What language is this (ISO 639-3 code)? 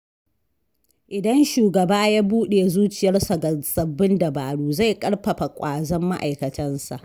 hau